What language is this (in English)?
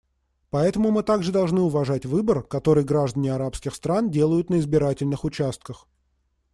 Russian